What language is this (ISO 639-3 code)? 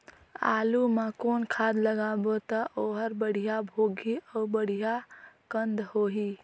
hne